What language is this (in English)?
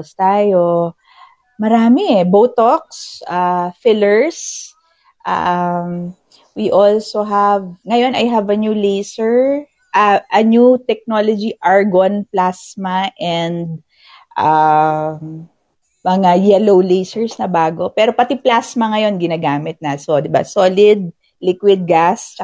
Filipino